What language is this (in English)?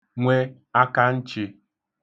Igbo